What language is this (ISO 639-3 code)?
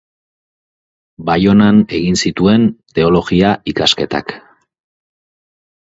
eus